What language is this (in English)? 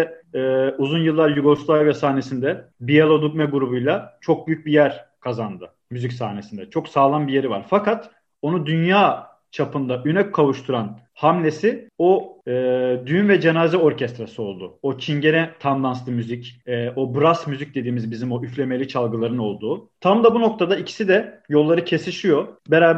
Turkish